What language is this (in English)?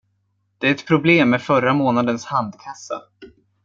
Swedish